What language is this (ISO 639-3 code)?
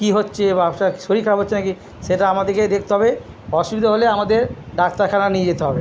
ben